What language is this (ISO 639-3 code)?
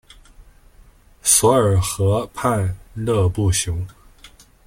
zho